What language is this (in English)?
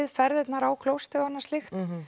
Icelandic